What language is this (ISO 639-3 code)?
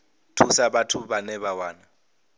ven